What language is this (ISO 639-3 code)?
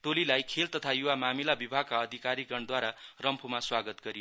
nep